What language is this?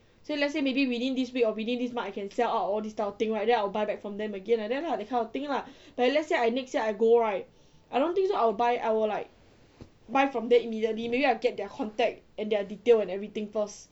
English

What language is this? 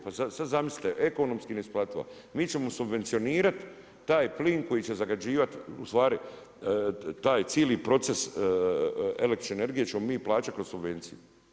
Croatian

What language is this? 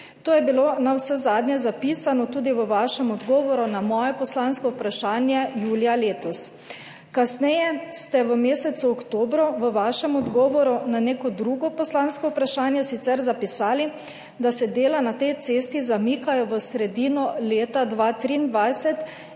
Slovenian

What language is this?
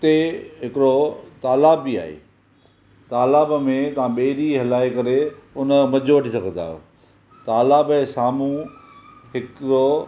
Sindhi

